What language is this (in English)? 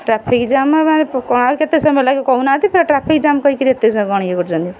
Odia